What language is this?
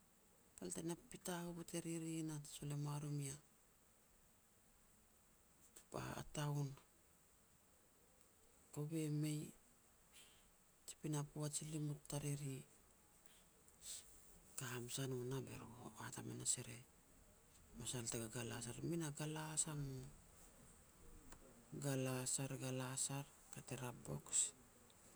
Petats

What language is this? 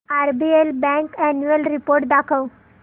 Marathi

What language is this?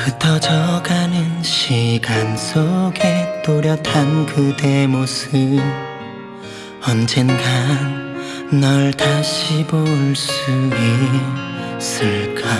Korean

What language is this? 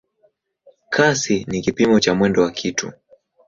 Swahili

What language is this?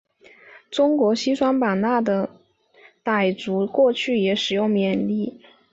Chinese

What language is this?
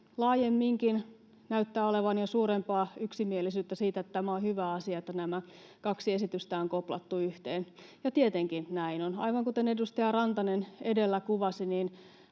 Finnish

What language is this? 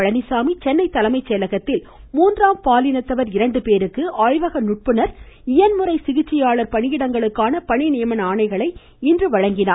Tamil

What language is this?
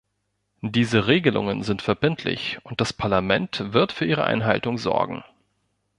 German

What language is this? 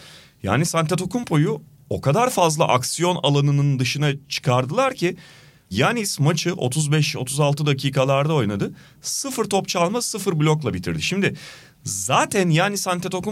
Turkish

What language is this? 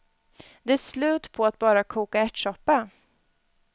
Swedish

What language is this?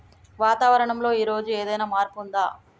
Telugu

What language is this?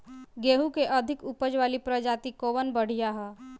Bhojpuri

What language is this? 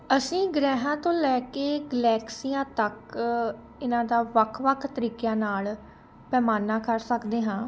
Punjabi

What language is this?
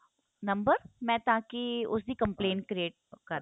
Punjabi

